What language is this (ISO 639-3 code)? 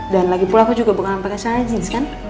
ind